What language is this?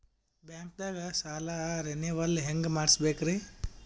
Kannada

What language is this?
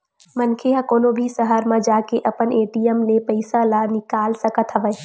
Chhattisgarhi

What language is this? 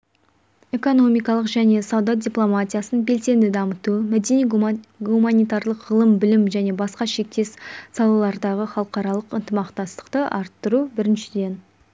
Kazakh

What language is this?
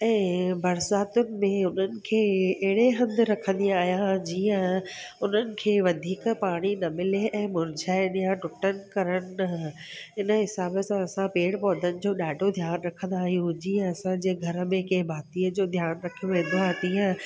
Sindhi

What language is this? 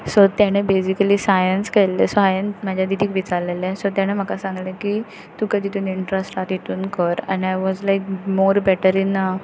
Konkani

